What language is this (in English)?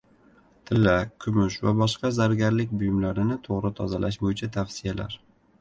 Uzbek